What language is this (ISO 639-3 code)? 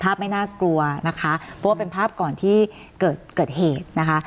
tha